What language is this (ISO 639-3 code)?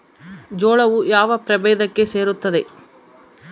kan